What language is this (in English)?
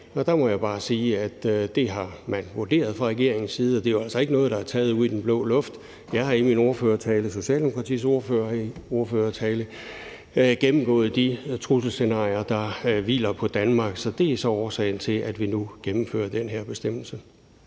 Danish